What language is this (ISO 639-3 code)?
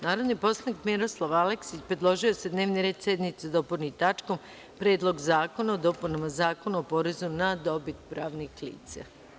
srp